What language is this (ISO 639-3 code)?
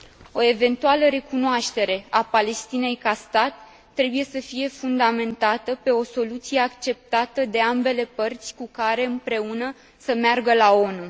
ron